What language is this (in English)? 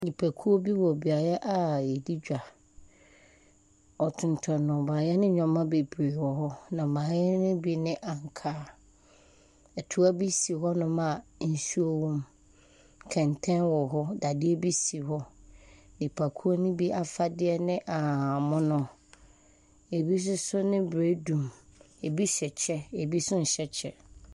Akan